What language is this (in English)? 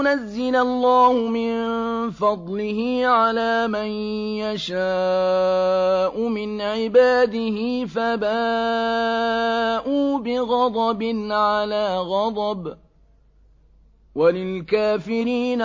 Arabic